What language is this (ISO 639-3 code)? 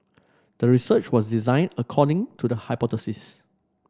eng